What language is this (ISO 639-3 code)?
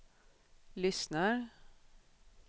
swe